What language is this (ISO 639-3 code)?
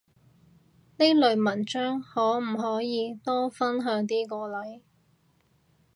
yue